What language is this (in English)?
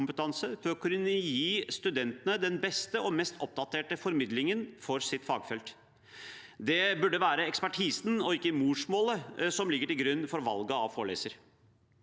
Norwegian